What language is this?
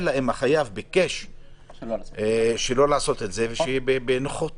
Hebrew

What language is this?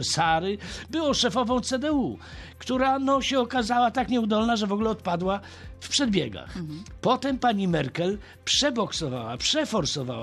Polish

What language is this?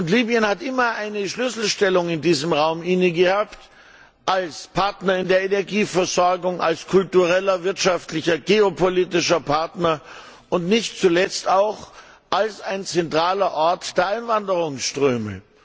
German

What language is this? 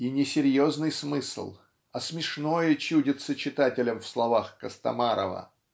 Russian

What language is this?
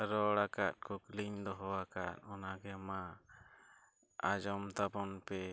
Santali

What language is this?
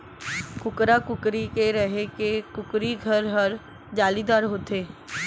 Chhattisgarhi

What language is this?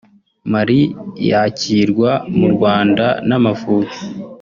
Kinyarwanda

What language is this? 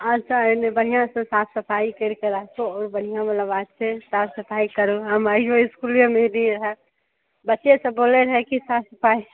Maithili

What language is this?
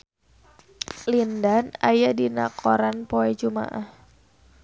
Sundanese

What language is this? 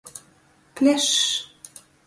Latgalian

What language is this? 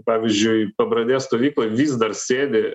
Lithuanian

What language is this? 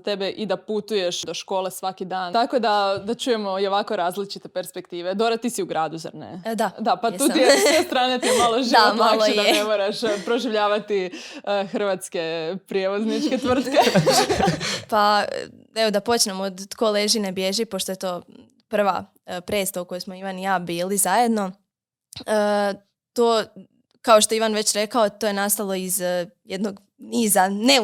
Croatian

